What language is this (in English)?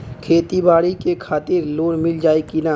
Bhojpuri